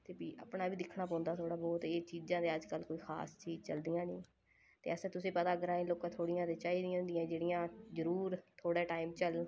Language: Dogri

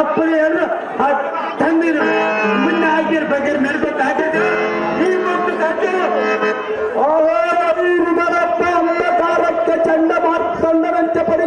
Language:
Arabic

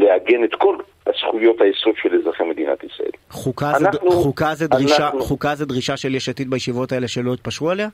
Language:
Hebrew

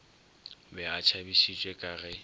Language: Northern Sotho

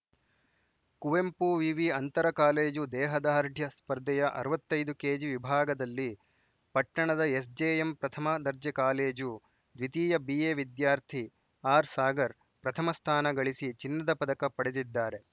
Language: Kannada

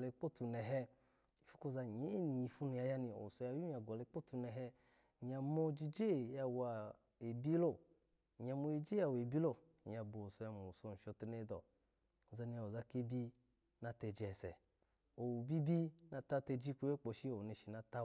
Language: Alago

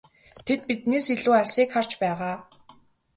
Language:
Mongolian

